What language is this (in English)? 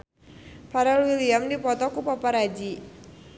Sundanese